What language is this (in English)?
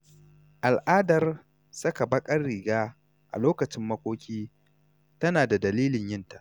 Hausa